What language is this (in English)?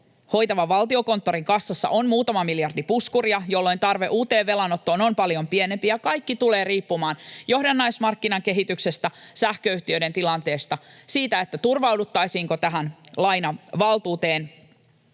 Finnish